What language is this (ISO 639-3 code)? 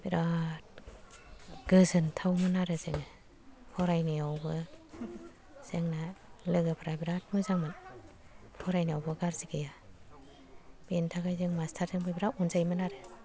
brx